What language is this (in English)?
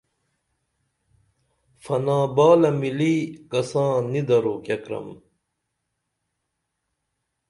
Dameli